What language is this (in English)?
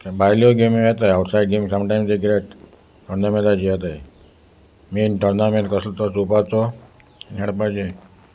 Konkani